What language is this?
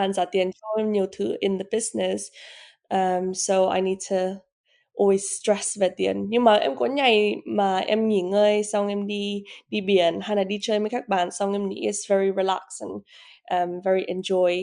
Vietnamese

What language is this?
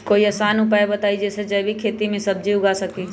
Magahi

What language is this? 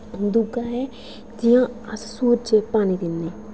Dogri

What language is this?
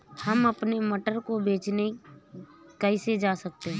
Hindi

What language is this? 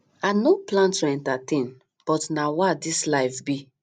Nigerian Pidgin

